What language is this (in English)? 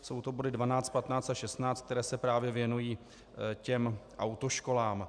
Czech